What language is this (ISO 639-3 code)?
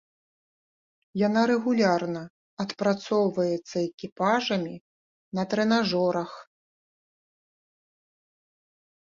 bel